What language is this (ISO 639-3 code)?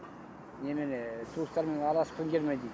kaz